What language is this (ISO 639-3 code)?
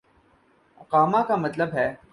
urd